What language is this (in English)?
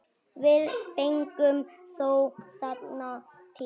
Icelandic